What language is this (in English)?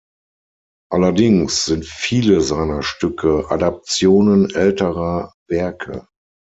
German